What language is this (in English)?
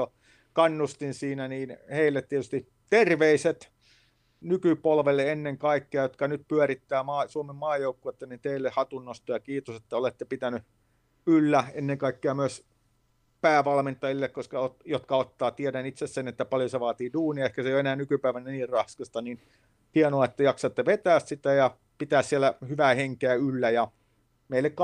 Finnish